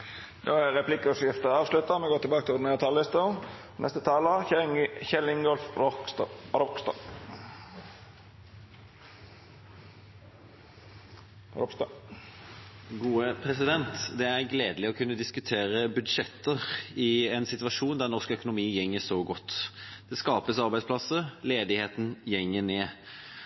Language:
Norwegian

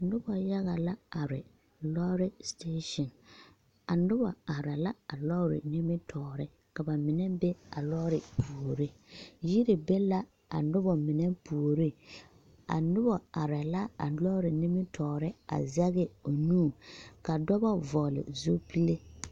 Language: Southern Dagaare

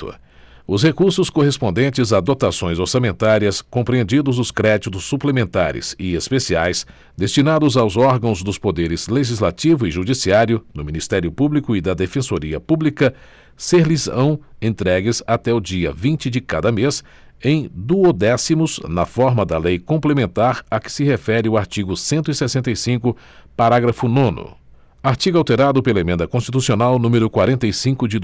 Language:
Portuguese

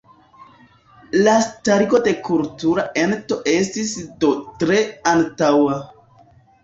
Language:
Esperanto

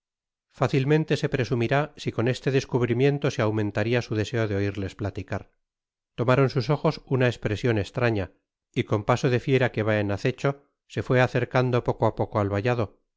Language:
Spanish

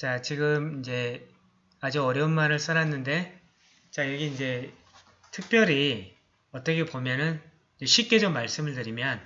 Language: Korean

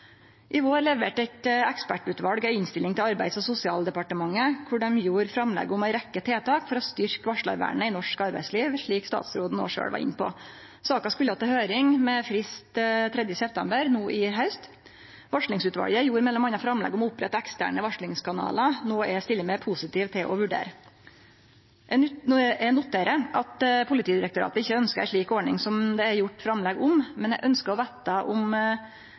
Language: Norwegian Nynorsk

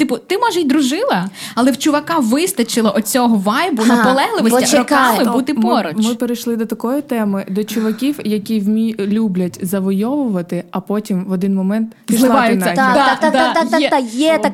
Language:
Ukrainian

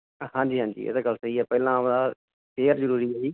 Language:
Punjabi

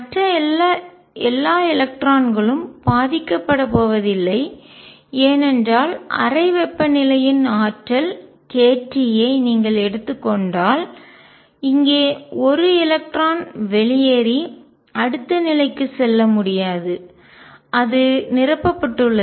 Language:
Tamil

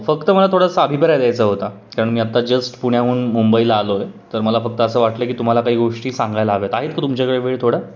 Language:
Marathi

